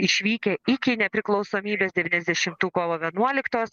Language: Lithuanian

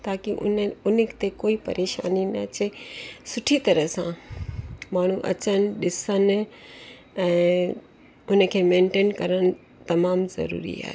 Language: Sindhi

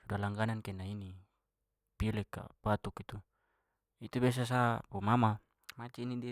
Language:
Papuan Malay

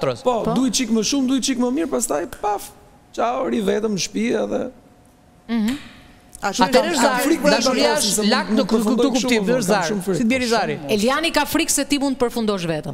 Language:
Romanian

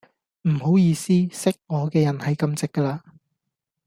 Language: Cantonese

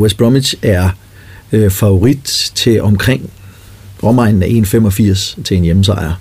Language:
Danish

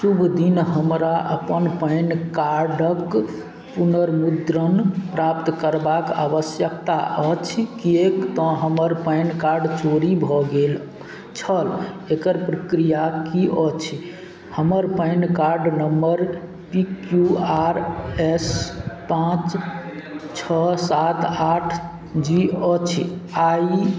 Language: Maithili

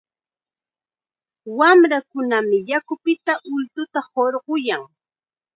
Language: Chiquián Ancash Quechua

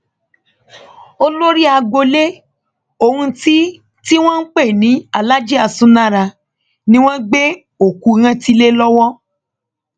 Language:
Yoruba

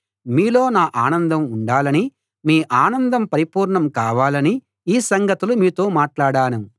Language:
Telugu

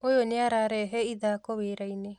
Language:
Kikuyu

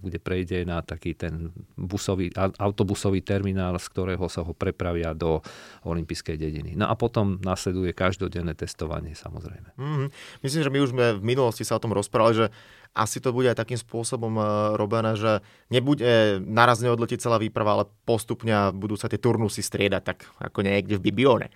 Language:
Slovak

